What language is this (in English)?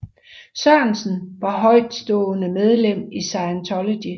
Danish